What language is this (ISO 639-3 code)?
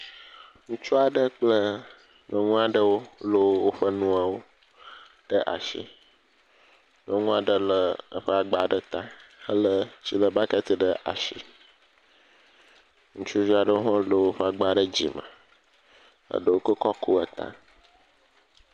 ewe